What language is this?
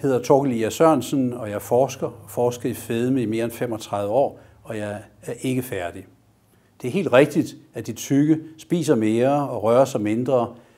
Danish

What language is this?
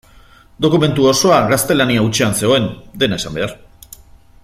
Basque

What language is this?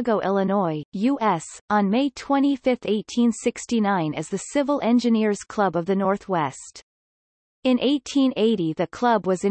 English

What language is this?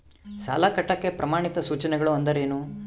Kannada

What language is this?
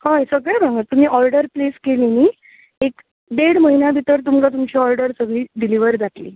Konkani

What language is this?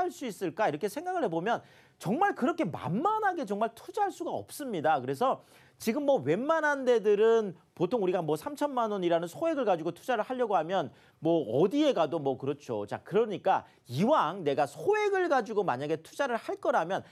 Korean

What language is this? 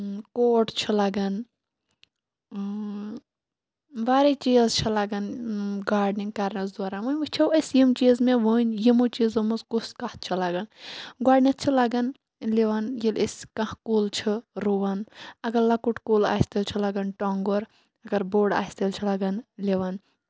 Kashmiri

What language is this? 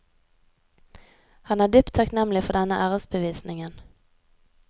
Norwegian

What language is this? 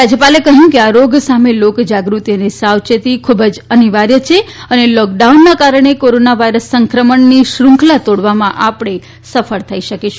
Gujarati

